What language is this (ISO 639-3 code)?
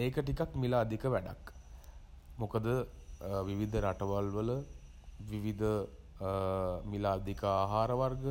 sin